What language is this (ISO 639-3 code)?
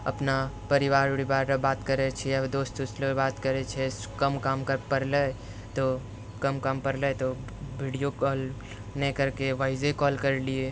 mai